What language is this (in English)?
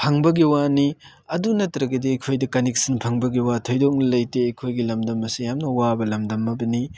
Manipuri